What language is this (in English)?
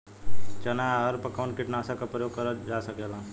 Bhojpuri